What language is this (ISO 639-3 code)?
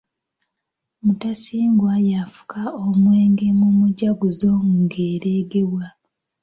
lug